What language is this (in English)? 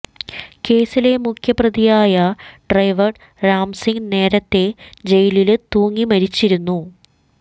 Malayalam